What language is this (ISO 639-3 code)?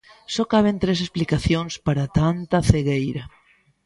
glg